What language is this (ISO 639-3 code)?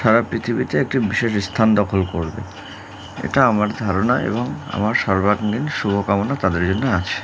ben